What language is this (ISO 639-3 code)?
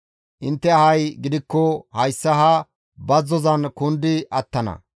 gmv